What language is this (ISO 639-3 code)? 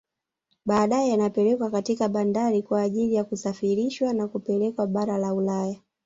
swa